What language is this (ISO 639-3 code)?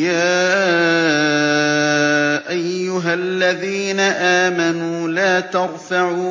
ara